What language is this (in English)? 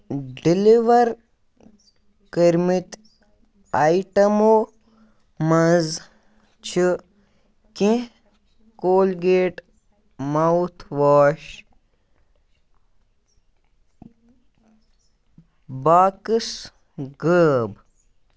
Kashmiri